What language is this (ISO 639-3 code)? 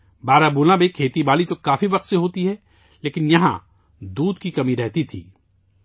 urd